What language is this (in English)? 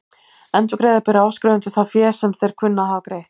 Icelandic